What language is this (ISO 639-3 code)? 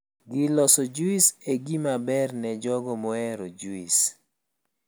luo